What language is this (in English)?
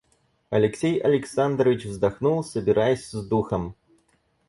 Russian